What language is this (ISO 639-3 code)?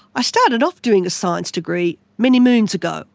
eng